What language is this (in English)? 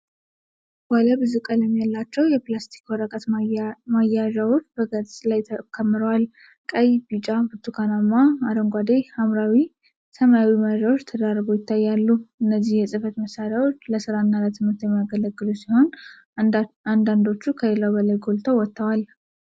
Amharic